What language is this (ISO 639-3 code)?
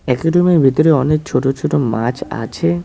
ben